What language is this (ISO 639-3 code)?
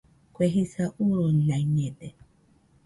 hux